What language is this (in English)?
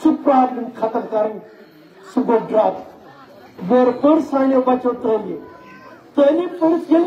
Turkish